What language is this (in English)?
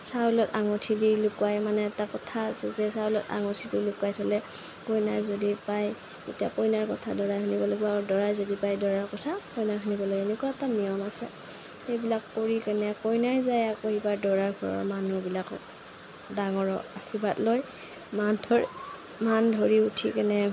Assamese